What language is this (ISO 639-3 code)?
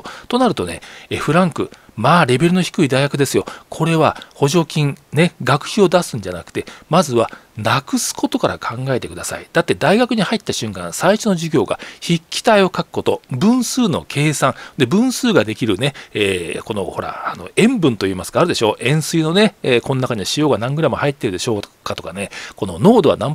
jpn